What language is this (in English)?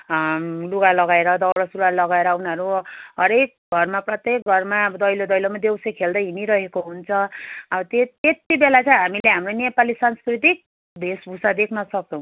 Nepali